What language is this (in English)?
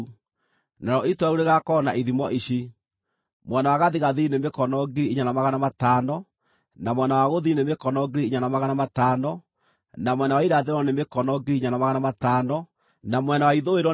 Kikuyu